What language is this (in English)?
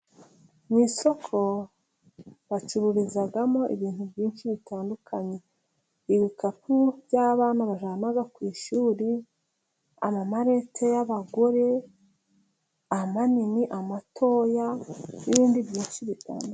Kinyarwanda